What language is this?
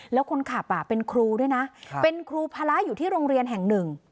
Thai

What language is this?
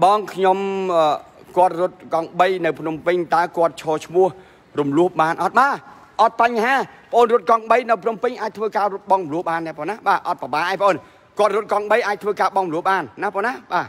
Thai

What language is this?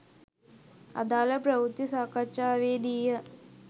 Sinhala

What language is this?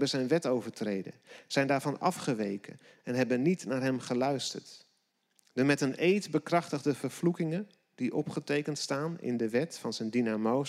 Dutch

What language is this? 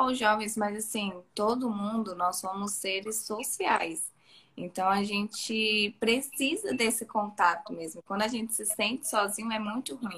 Portuguese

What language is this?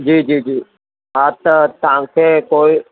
Sindhi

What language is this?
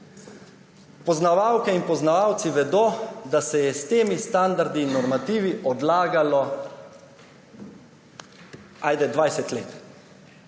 Slovenian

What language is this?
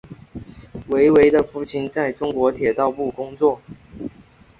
Chinese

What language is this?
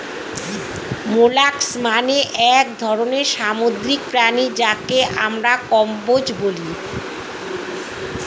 Bangla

